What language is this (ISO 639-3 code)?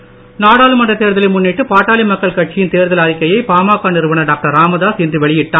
tam